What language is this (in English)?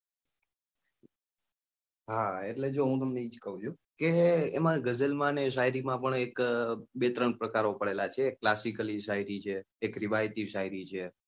Gujarati